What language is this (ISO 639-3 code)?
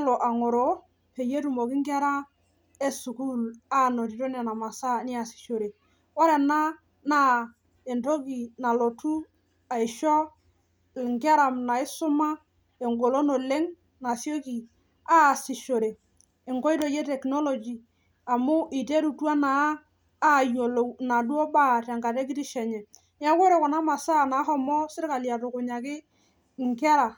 mas